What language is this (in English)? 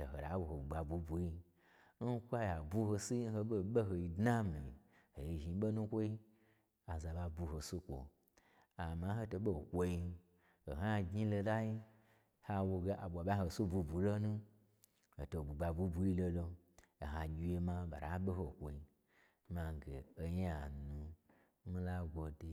Gbagyi